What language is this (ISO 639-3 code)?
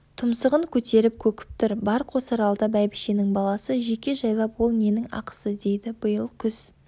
kaz